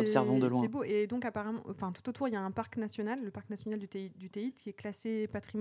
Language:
French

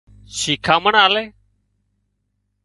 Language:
Wadiyara Koli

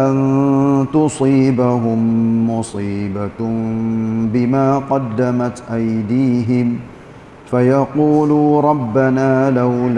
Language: Malay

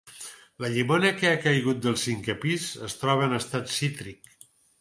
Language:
Catalan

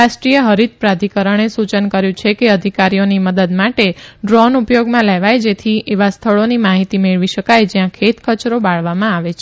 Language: Gujarati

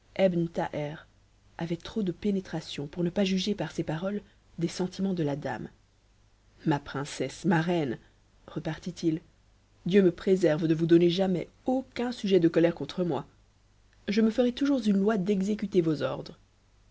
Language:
French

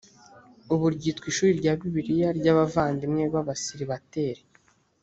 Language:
Kinyarwanda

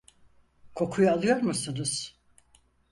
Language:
Turkish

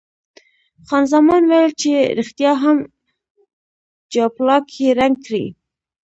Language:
Pashto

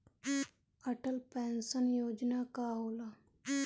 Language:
Bhojpuri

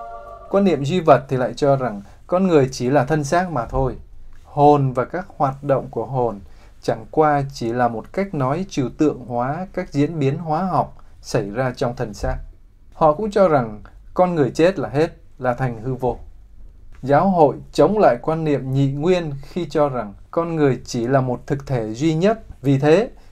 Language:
Vietnamese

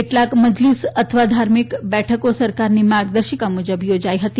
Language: Gujarati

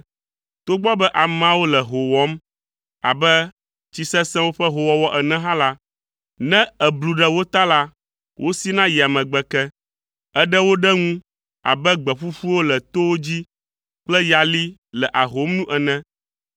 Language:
Ewe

